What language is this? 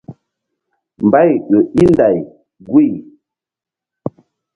Mbum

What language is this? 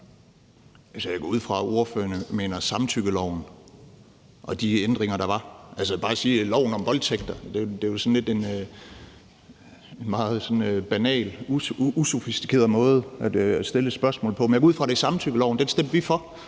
Danish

